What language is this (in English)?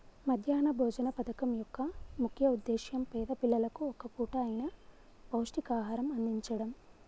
Telugu